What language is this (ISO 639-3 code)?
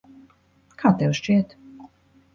lav